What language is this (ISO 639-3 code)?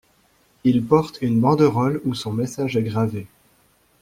fra